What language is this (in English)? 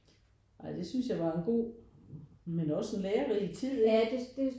Danish